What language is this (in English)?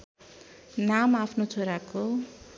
Nepali